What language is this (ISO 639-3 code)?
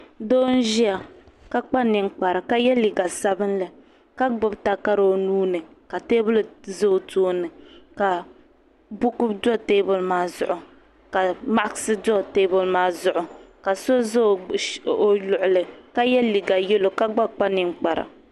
dag